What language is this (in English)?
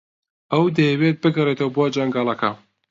Central Kurdish